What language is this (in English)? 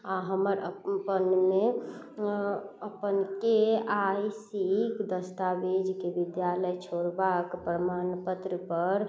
Maithili